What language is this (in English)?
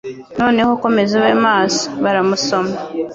Kinyarwanda